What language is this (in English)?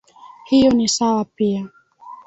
Swahili